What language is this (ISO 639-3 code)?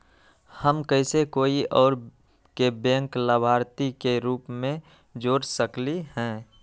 mag